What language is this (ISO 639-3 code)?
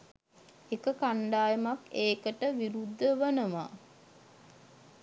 sin